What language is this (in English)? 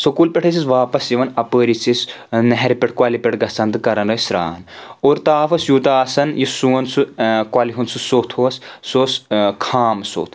Kashmiri